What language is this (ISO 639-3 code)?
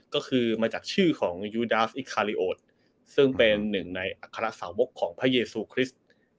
tha